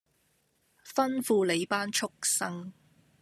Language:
Cantonese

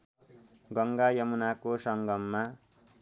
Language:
Nepali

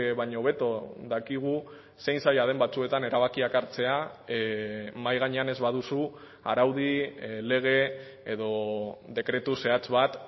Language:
Basque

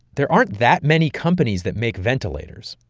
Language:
English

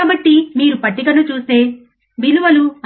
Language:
Telugu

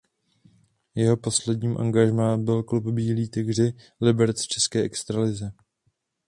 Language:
Czech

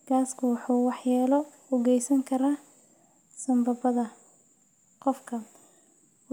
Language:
Somali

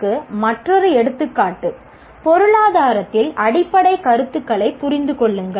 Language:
Tamil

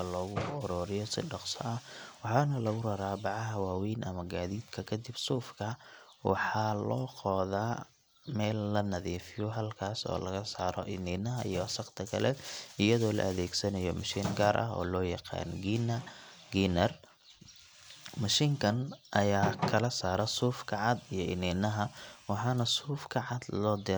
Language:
Somali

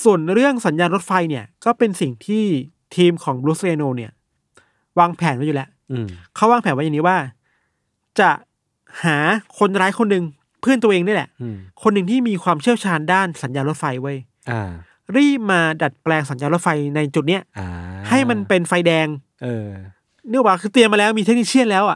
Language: Thai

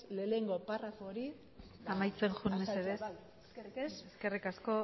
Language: Basque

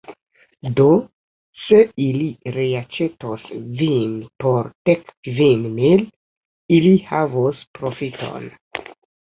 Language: Esperanto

